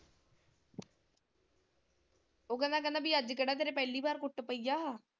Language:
Punjabi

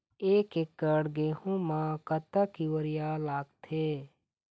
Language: Chhattisgarhi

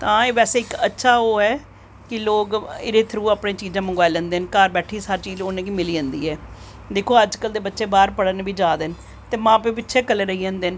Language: Dogri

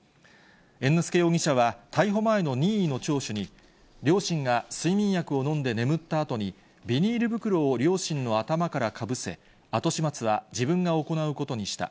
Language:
Japanese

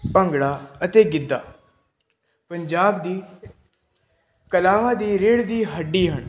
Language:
Punjabi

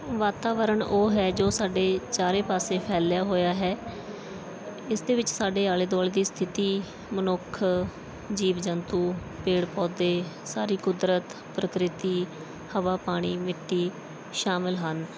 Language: Punjabi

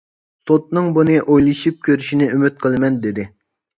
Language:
Uyghur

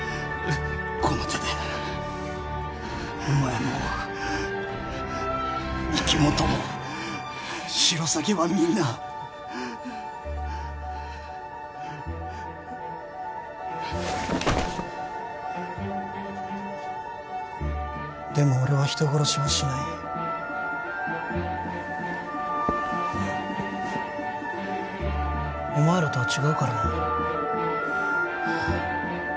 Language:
Japanese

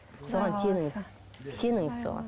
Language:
Kazakh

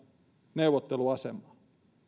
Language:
Finnish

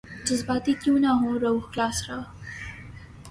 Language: Urdu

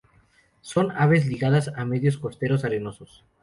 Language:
Spanish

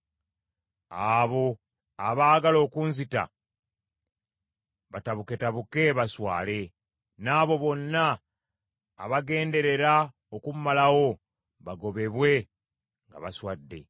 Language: Ganda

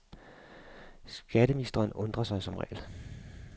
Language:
Danish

